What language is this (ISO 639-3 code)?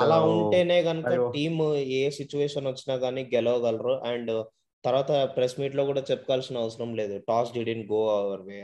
tel